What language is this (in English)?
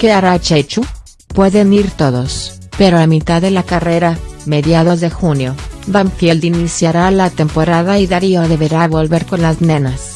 Spanish